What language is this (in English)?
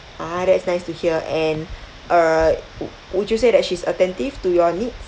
English